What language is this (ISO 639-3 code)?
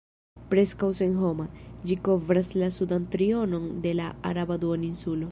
epo